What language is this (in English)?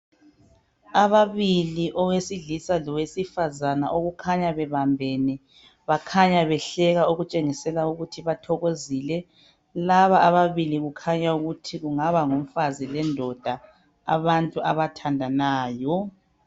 North Ndebele